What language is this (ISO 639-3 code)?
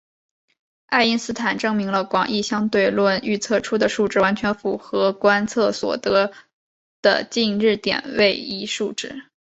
zho